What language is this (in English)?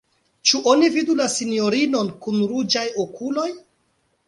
Esperanto